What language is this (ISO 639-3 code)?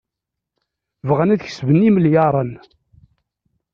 kab